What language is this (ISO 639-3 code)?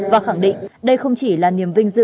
vie